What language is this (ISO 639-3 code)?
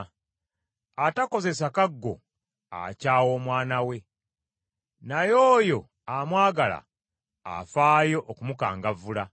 lug